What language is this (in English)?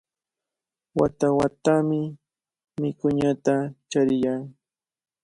Cajatambo North Lima Quechua